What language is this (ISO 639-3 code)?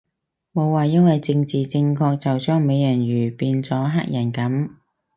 yue